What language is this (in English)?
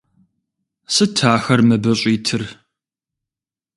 Kabardian